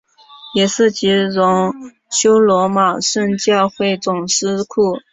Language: Chinese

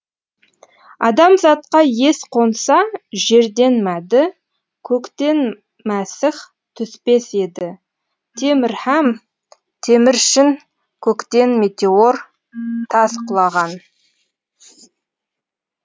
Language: Kazakh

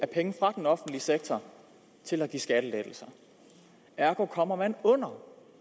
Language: Danish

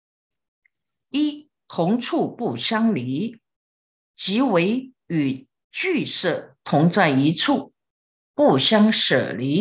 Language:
Chinese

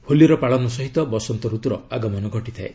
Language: Odia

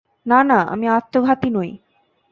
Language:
Bangla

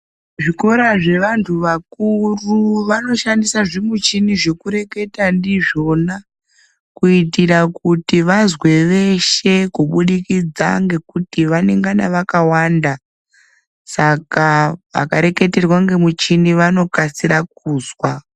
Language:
Ndau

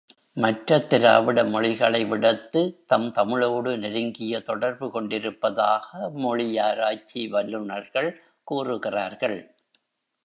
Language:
Tamil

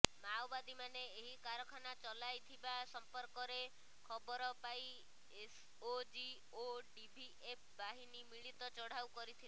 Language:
Odia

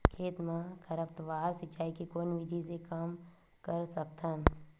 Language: Chhattisgarhi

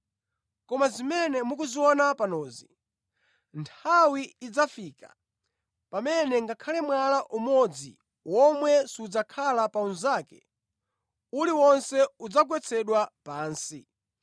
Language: Nyanja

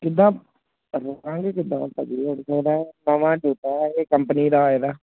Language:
Punjabi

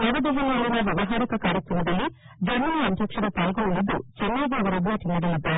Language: Kannada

